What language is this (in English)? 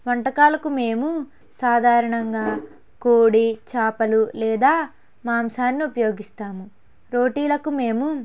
Telugu